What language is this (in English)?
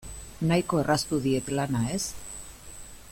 Basque